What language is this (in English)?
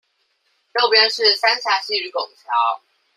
Chinese